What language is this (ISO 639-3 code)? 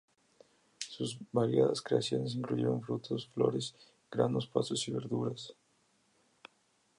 spa